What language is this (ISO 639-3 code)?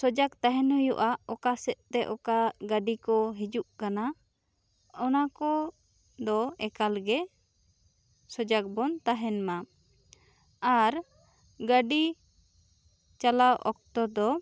sat